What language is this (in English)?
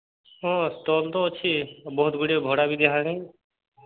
Odia